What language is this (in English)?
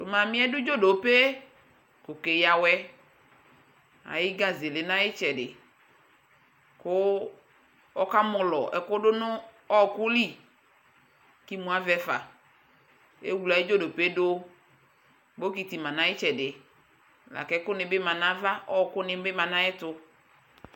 Ikposo